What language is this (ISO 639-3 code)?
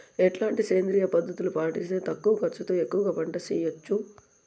tel